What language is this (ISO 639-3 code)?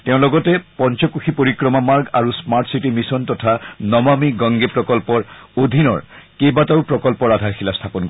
asm